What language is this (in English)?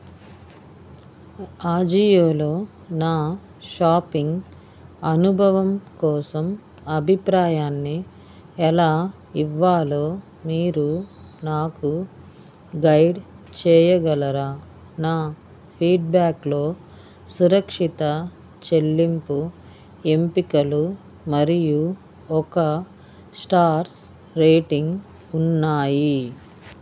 Telugu